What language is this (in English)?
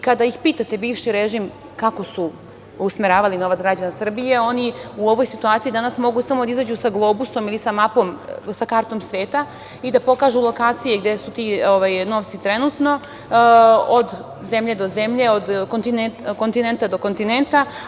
Serbian